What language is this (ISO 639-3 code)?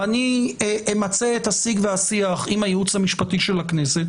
heb